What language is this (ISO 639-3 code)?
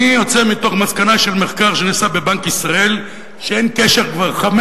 heb